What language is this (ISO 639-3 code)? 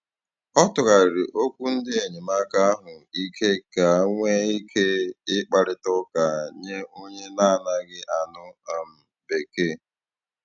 ibo